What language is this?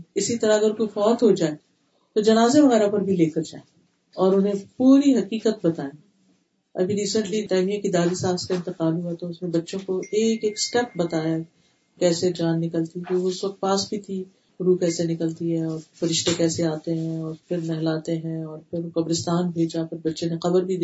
Urdu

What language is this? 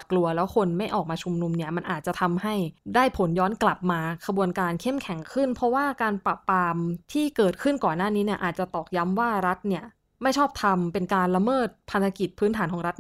Thai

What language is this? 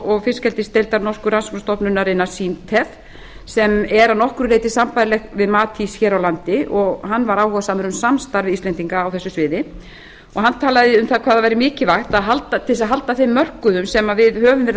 Icelandic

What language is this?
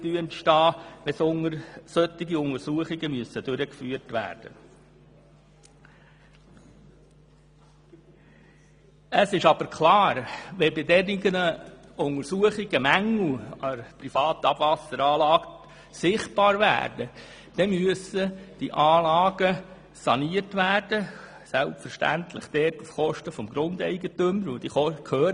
Swiss German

